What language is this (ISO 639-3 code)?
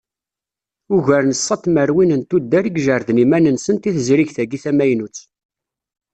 kab